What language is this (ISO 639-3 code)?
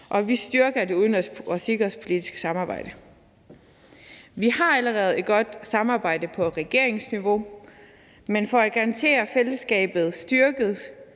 dan